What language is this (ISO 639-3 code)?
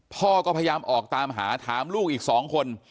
tha